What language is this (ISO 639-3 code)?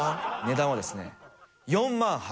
jpn